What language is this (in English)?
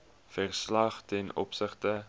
Afrikaans